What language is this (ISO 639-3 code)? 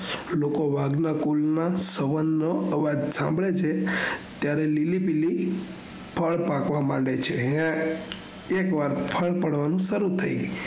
guj